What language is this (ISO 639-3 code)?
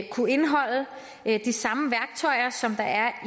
dan